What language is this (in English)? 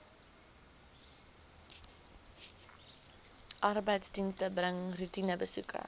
Afrikaans